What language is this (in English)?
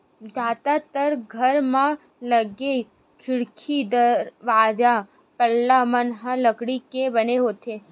Chhattisgarhi